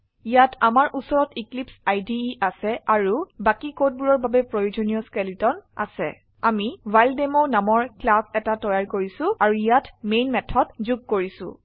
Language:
Assamese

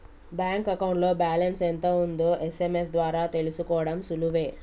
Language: Telugu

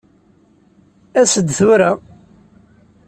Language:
Kabyle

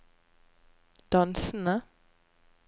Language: Norwegian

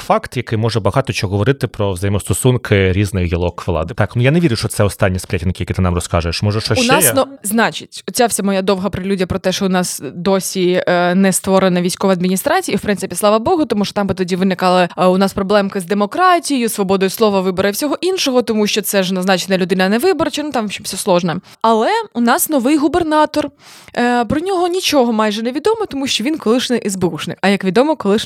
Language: Ukrainian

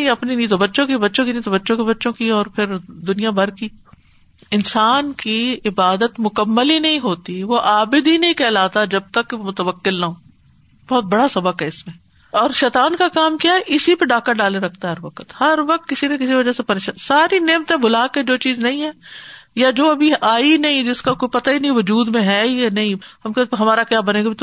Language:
Urdu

